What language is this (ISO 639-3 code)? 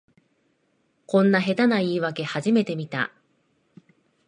jpn